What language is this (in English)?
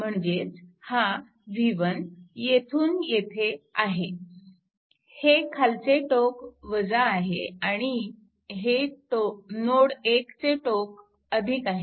Marathi